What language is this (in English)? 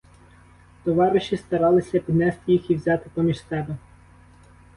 Ukrainian